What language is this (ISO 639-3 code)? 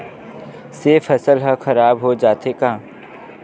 hne